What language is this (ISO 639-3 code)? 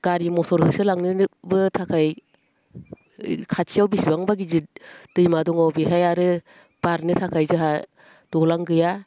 brx